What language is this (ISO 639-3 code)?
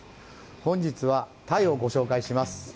jpn